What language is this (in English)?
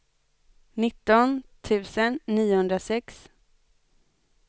Swedish